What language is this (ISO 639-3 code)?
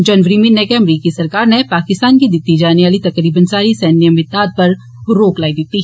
doi